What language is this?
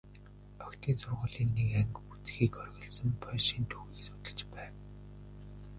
Mongolian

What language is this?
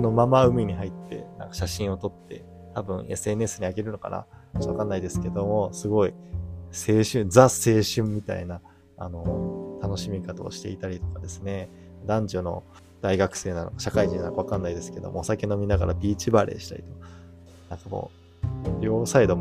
Japanese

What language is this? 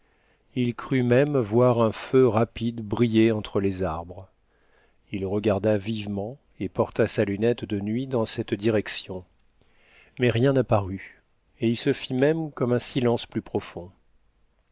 French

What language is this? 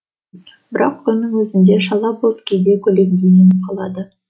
Kazakh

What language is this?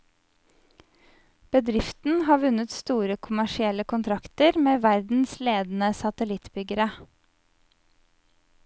Norwegian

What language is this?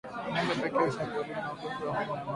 Swahili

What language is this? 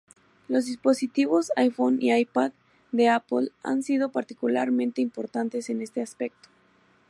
Spanish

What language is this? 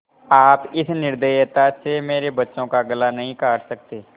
Hindi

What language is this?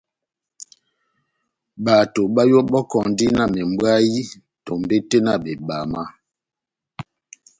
Batanga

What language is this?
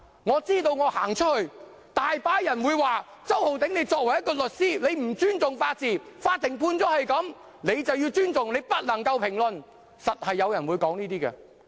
Cantonese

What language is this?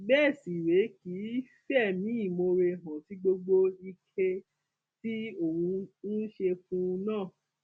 Yoruba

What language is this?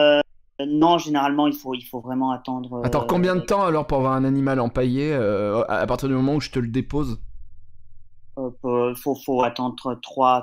French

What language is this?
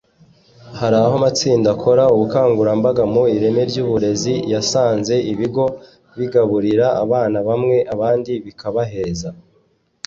Kinyarwanda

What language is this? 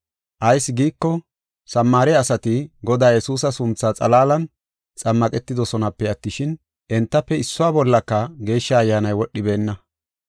Gofa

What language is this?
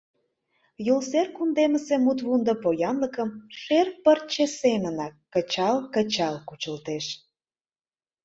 Mari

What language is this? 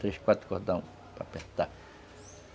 Portuguese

